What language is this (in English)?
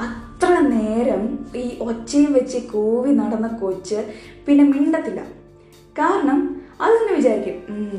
Malayalam